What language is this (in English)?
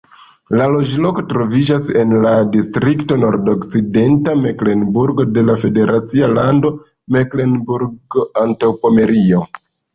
Esperanto